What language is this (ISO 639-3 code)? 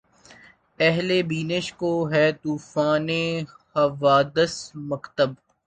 urd